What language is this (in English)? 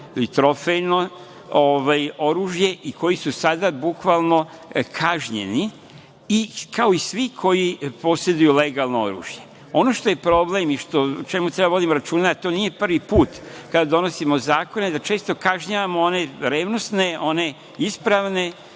Serbian